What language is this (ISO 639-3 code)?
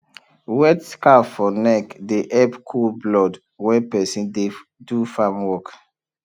pcm